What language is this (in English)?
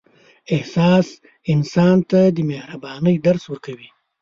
Pashto